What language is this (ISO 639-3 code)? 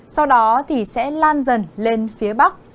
vie